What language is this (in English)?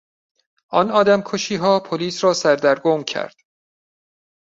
Persian